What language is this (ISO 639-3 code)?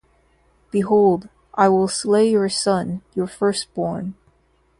eng